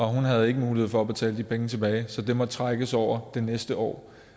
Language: Danish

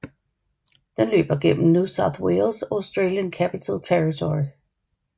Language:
Danish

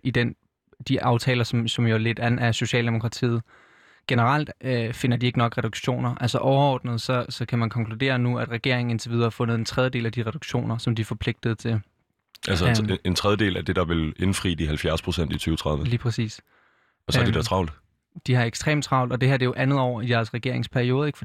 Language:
Danish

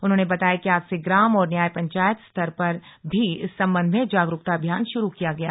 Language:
Hindi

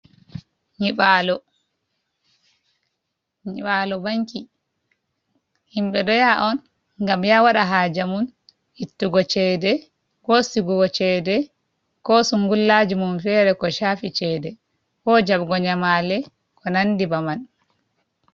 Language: Fula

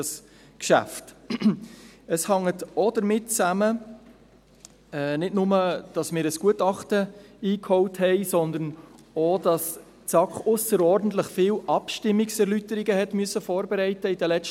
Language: Swiss German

